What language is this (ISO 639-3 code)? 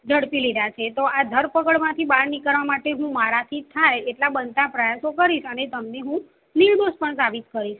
guj